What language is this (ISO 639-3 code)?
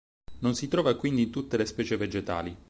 ita